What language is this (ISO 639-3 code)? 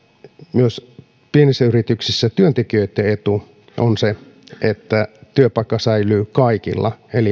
fin